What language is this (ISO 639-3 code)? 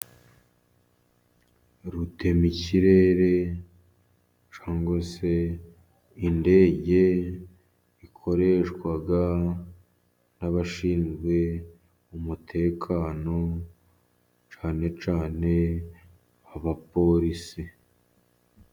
kin